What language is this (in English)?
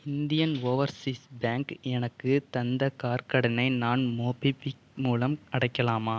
Tamil